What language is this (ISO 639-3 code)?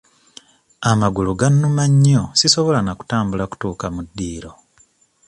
lug